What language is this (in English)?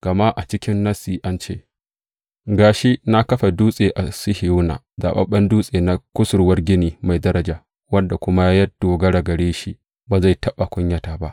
Hausa